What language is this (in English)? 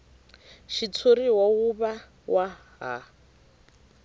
Tsonga